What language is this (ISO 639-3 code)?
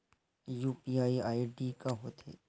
hne